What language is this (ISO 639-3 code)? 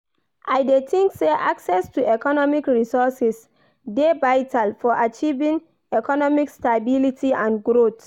pcm